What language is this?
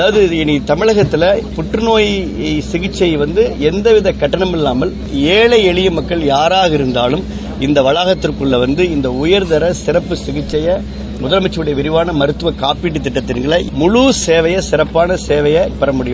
Tamil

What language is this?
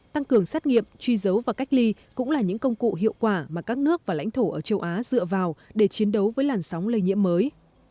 Vietnamese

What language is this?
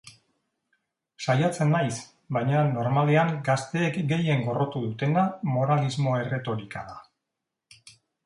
Basque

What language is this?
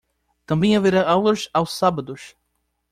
Portuguese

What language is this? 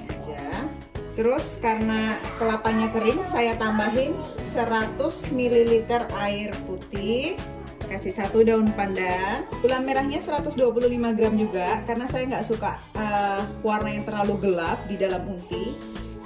Indonesian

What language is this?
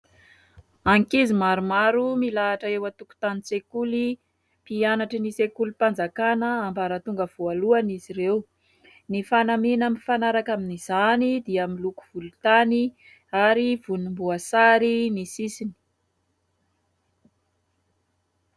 Malagasy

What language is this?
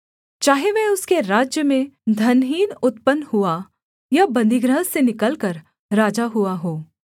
Hindi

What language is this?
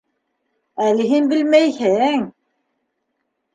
Bashkir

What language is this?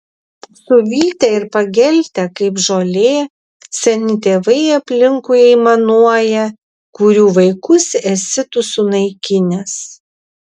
Lithuanian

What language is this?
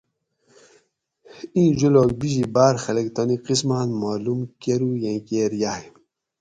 Gawri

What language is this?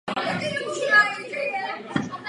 Czech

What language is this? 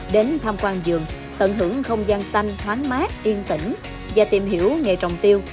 Vietnamese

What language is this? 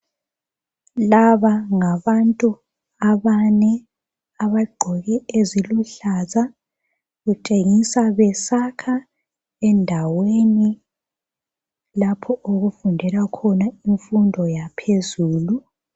North Ndebele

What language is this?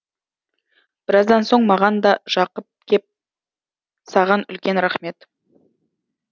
Kazakh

